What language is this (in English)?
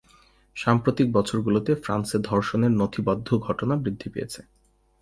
Bangla